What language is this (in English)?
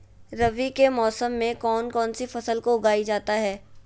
Magahi